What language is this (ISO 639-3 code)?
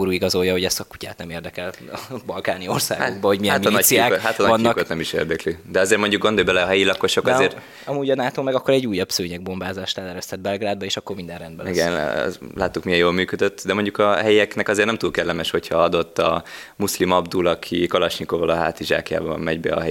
hun